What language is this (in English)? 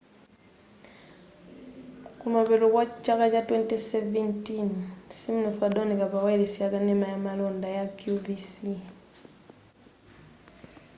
Nyanja